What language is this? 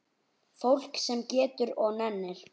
Icelandic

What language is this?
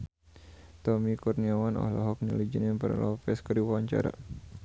Sundanese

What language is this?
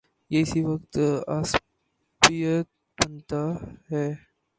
Urdu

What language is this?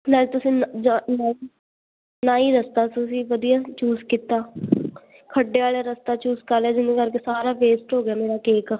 Punjabi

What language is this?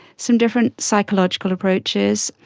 English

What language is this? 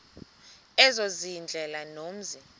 Xhosa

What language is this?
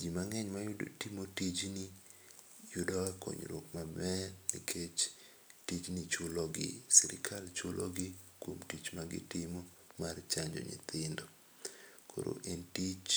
Luo (Kenya and Tanzania)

